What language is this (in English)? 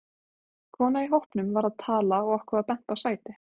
Icelandic